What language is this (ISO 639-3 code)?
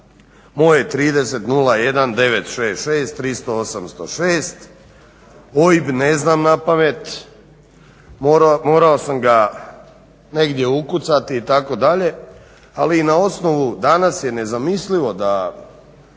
hrv